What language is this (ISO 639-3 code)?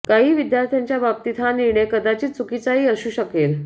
mar